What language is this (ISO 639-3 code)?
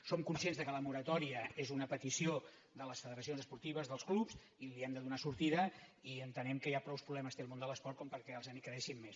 cat